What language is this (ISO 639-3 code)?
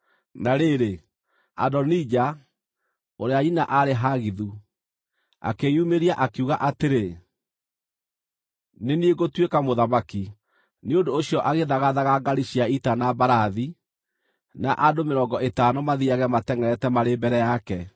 kik